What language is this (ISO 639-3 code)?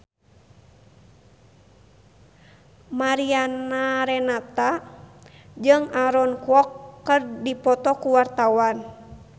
sun